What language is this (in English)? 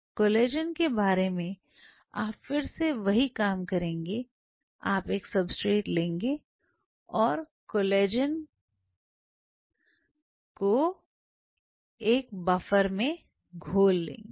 Hindi